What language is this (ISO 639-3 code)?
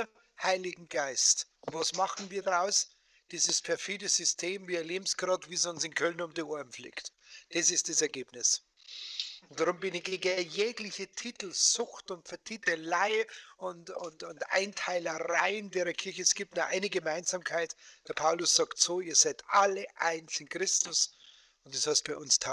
deu